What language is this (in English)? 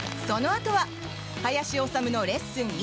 Japanese